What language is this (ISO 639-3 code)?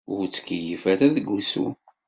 kab